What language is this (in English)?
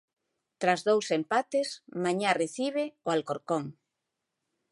Galician